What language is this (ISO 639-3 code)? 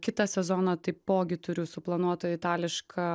lit